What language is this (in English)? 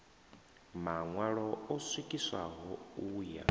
Venda